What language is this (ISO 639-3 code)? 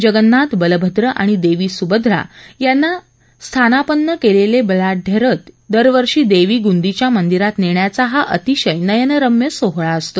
mar